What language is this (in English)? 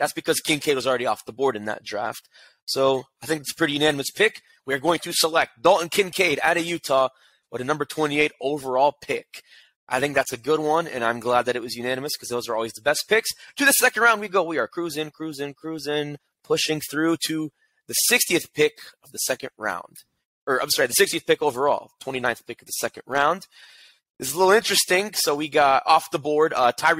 English